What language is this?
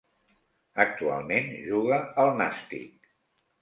Catalan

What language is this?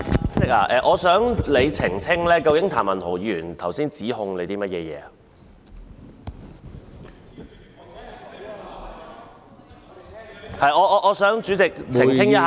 Cantonese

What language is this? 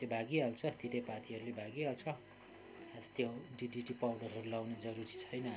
Nepali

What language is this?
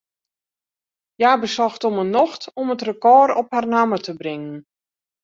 Western Frisian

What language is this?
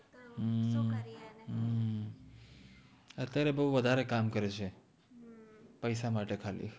Gujarati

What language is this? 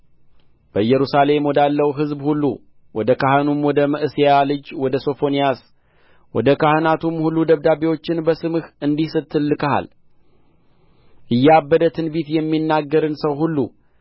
Amharic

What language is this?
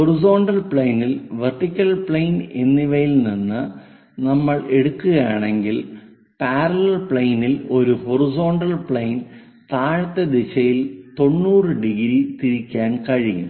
Malayalam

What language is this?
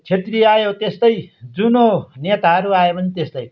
Nepali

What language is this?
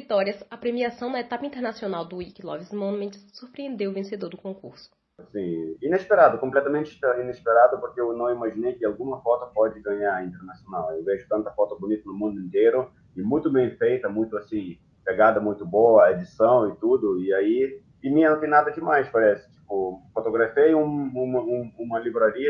Portuguese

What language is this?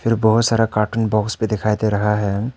Hindi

